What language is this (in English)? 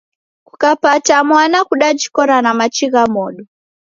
Taita